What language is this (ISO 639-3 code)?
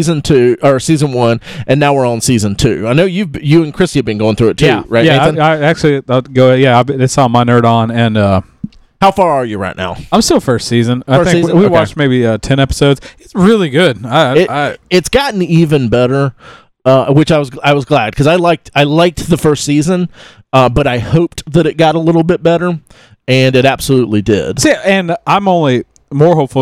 eng